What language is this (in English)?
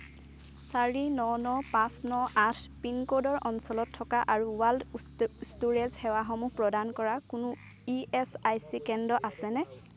Assamese